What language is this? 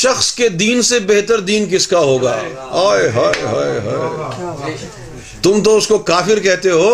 Urdu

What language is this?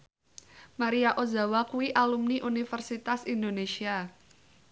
Javanese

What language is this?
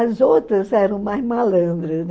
Portuguese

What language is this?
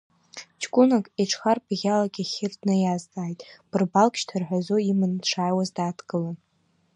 Abkhazian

